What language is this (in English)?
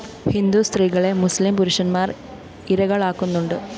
Malayalam